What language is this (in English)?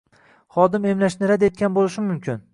Uzbek